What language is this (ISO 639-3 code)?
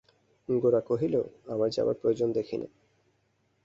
ben